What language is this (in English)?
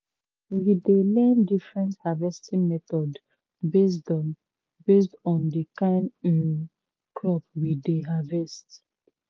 Nigerian Pidgin